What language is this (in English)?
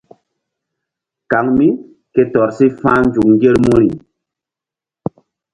Mbum